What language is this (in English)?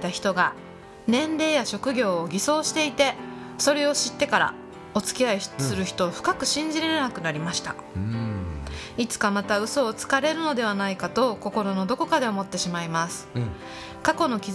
Japanese